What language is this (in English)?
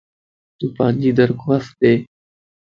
Lasi